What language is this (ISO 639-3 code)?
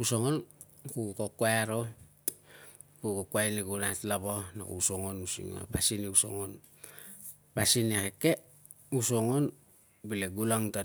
lcm